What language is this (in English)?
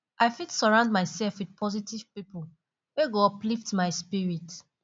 Nigerian Pidgin